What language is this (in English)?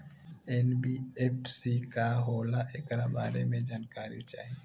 Bhojpuri